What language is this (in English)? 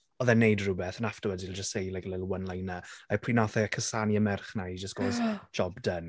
Welsh